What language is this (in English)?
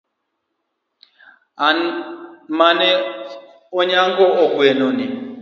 Luo (Kenya and Tanzania)